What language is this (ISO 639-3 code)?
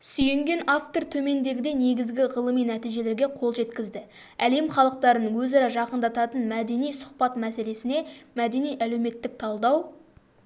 kaz